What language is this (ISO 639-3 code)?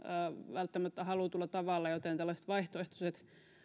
fin